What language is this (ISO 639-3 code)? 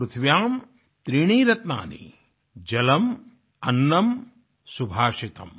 hin